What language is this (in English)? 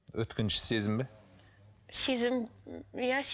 Kazakh